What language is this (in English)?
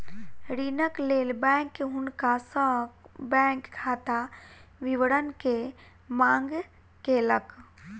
Maithili